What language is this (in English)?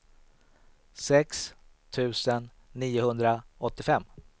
Swedish